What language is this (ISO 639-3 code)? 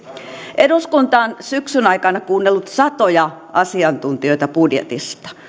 fin